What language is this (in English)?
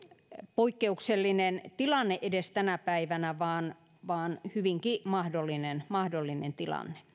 Finnish